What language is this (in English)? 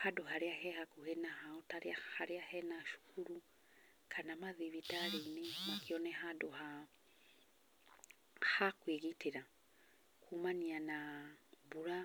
Kikuyu